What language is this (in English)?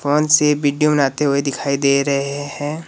Hindi